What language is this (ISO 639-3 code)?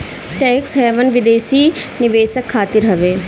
bho